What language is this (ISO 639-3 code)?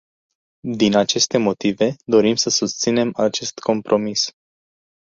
ron